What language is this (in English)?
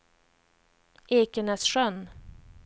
Swedish